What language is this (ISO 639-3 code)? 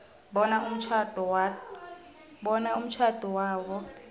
nbl